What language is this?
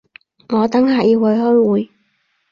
Cantonese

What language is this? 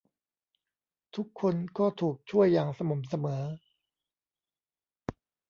Thai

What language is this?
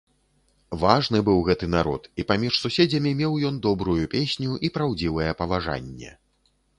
Belarusian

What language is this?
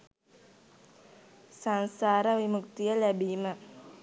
Sinhala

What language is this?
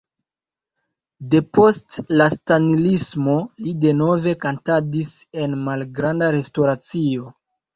Esperanto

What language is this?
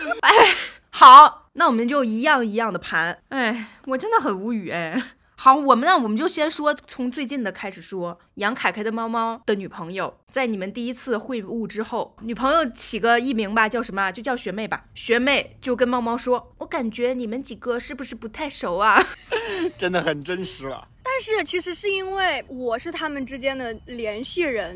Chinese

